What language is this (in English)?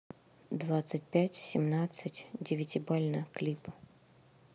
Russian